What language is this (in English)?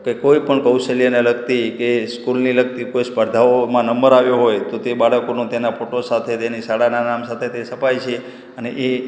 Gujarati